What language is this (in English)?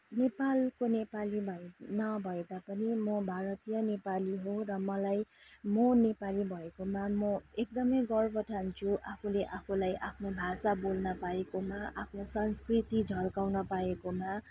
Nepali